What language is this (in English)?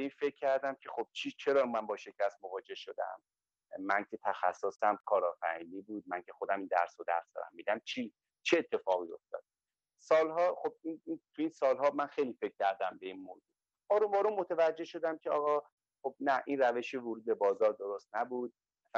Persian